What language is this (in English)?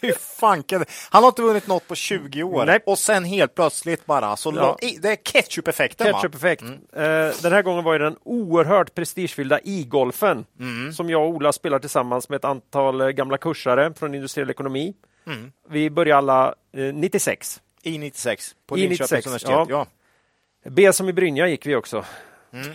Swedish